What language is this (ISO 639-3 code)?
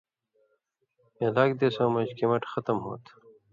mvy